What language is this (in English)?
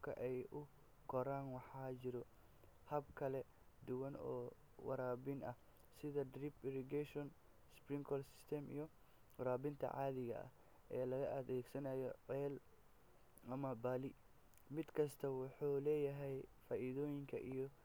Somali